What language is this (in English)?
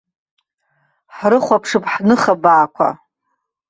Abkhazian